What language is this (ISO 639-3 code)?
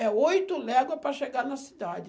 por